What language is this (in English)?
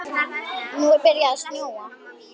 Icelandic